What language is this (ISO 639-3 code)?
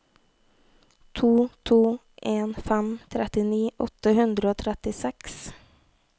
nor